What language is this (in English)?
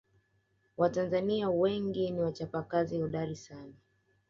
Swahili